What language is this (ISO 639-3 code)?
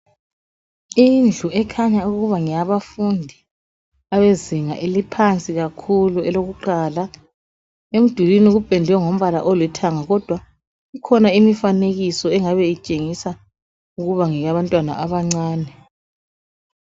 nde